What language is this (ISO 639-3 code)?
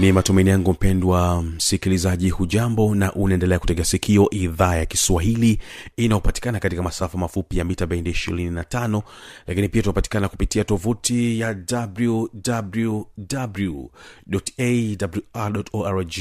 swa